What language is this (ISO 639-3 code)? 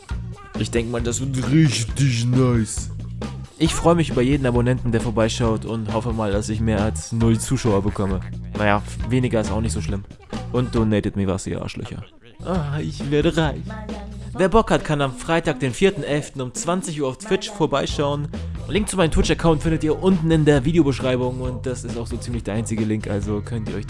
deu